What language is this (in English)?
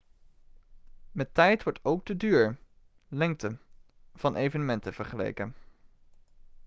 Dutch